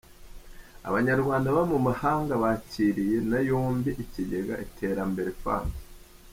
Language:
Kinyarwanda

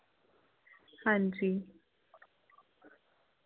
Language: Dogri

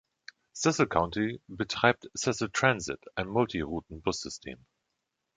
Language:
German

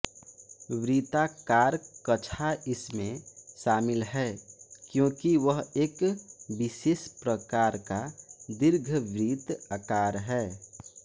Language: Hindi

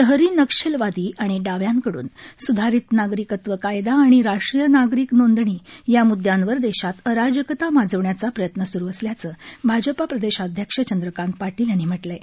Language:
Marathi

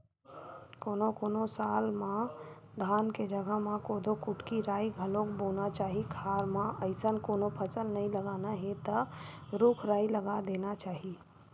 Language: Chhattisgarhi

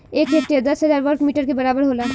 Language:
Bhojpuri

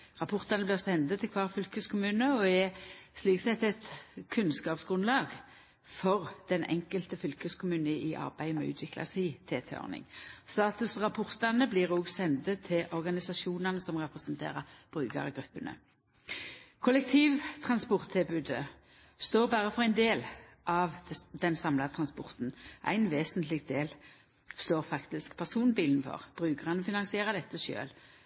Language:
Norwegian Nynorsk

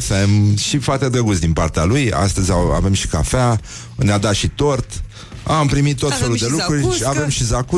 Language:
Romanian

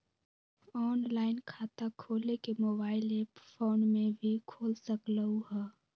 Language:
Magahi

